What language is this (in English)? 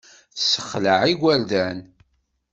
Kabyle